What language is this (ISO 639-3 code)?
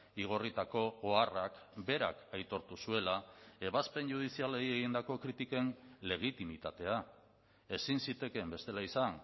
eus